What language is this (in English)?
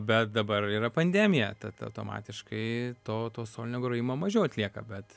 Lithuanian